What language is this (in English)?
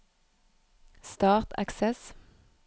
Norwegian